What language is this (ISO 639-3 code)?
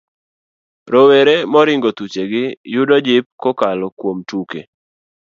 luo